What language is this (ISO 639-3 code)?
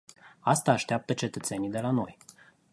ron